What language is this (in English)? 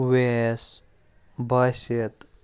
Kashmiri